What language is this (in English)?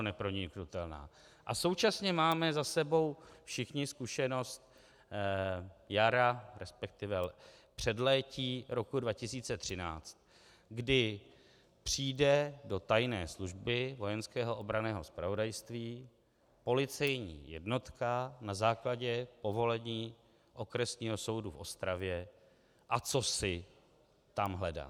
Czech